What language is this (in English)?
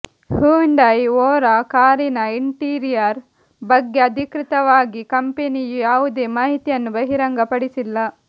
Kannada